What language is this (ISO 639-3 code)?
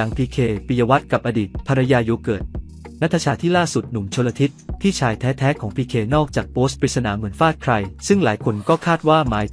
tha